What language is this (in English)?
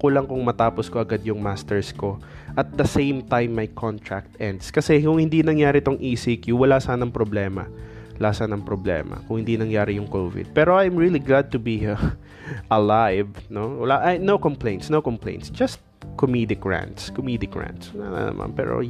Filipino